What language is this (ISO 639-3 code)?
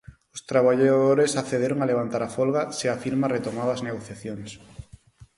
glg